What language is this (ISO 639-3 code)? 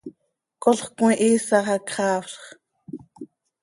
sei